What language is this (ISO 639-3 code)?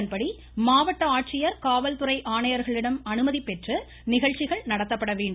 tam